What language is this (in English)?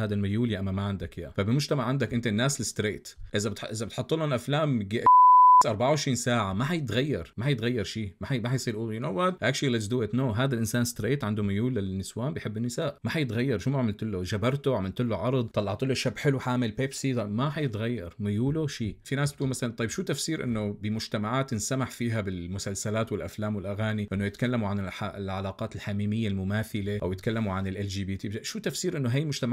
Arabic